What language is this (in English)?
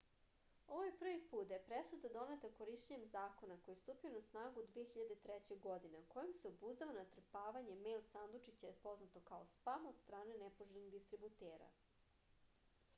Serbian